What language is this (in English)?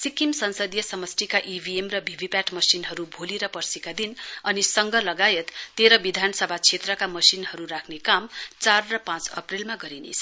Nepali